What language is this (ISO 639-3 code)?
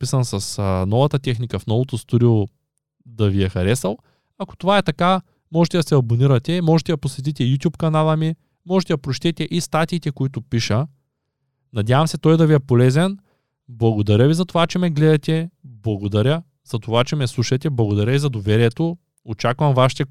bul